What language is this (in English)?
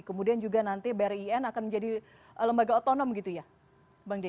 Indonesian